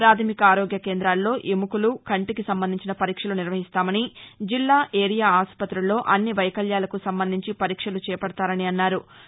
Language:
Telugu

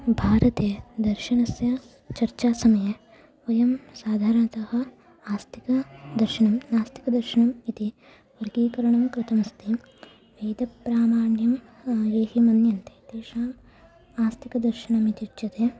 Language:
Sanskrit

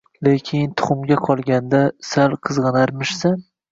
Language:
Uzbek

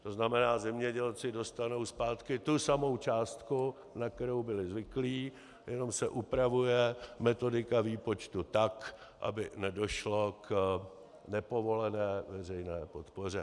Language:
Czech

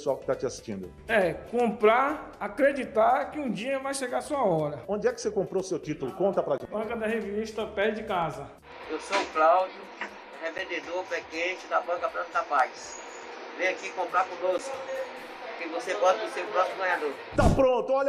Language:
Portuguese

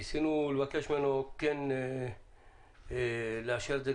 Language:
Hebrew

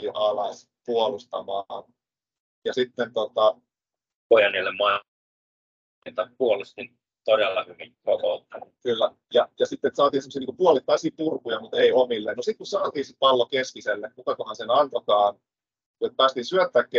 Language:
Finnish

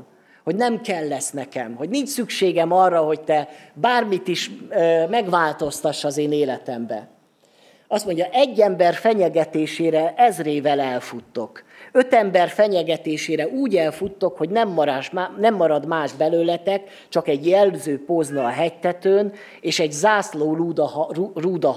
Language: Hungarian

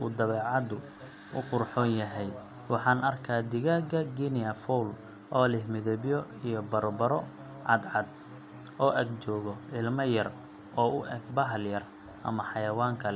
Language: Somali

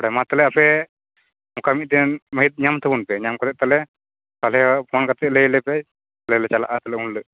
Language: Santali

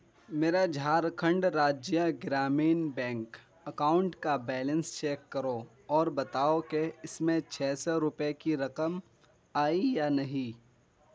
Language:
Urdu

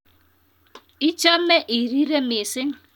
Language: Kalenjin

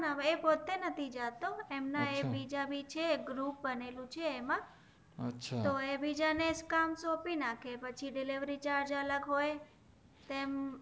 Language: Gujarati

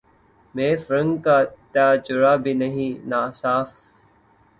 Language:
Urdu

